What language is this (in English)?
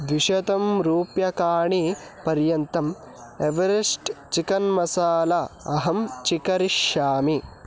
Sanskrit